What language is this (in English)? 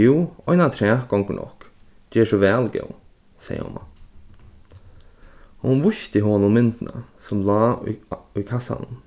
Faroese